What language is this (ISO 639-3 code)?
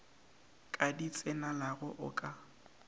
nso